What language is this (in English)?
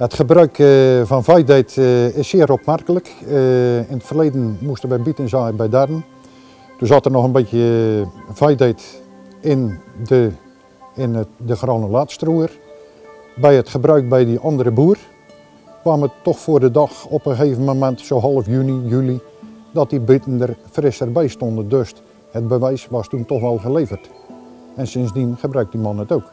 Dutch